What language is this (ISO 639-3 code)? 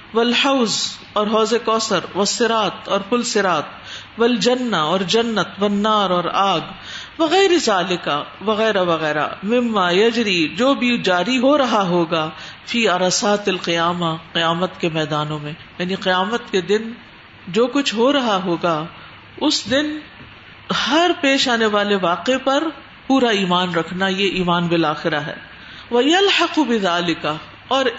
urd